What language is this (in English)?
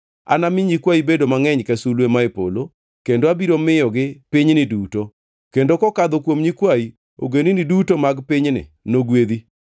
Luo (Kenya and Tanzania)